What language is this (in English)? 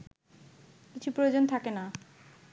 Bangla